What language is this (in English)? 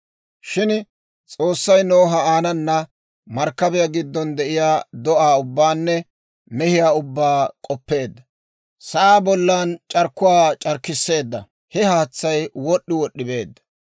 Dawro